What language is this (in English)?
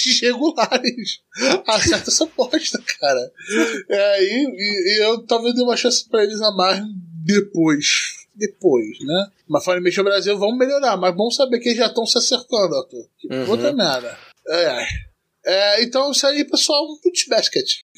Portuguese